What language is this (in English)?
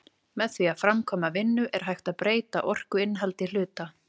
Icelandic